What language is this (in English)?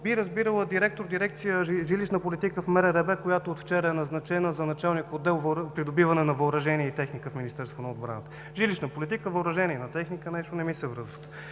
Bulgarian